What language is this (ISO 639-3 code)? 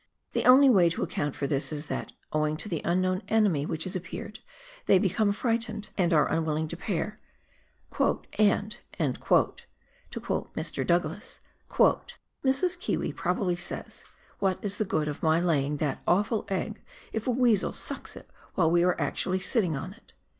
eng